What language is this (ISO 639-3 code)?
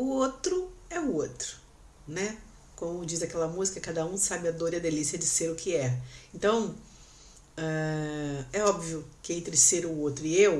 por